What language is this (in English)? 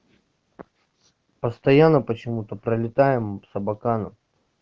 Russian